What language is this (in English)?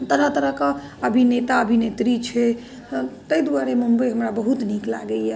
Maithili